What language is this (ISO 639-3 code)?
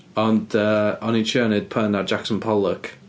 cym